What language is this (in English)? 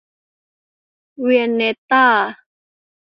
Thai